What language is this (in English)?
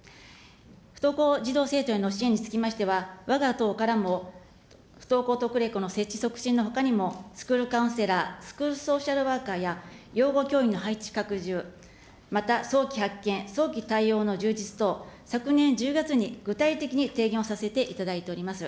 Japanese